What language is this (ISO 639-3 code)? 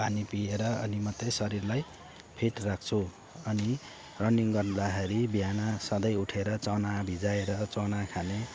nep